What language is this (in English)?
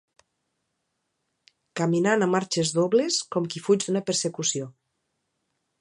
Catalan